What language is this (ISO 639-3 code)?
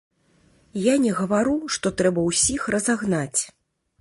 bel